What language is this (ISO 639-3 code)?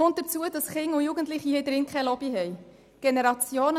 gsw